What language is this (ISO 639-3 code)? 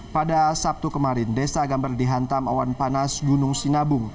ind